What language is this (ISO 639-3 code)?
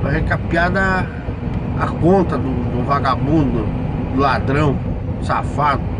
por